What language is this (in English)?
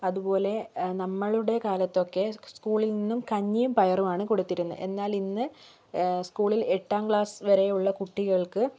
Malayalam